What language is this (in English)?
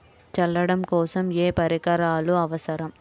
Telugu